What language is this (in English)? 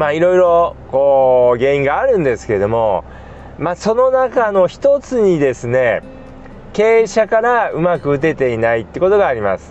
Japanese